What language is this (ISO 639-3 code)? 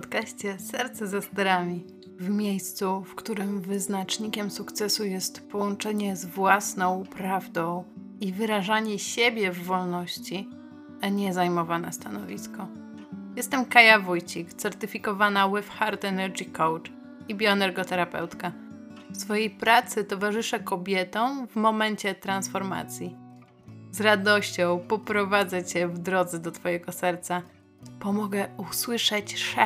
pol